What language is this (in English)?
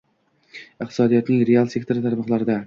Uzbek